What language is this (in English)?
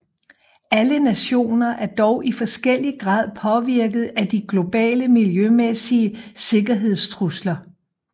Danish